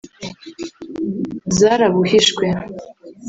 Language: Kinyarwanda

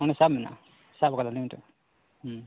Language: Santali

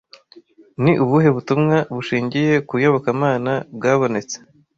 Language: Kinyarwanda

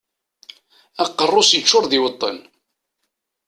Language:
Kabyle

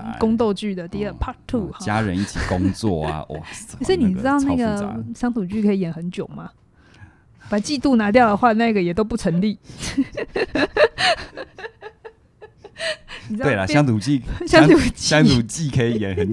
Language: Chinese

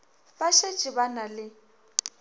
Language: Northern Sotho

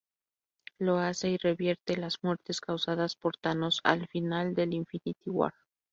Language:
Spanish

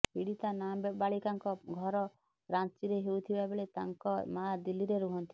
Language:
Odia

